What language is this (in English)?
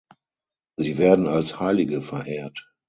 German